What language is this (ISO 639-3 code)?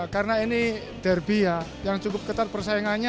ind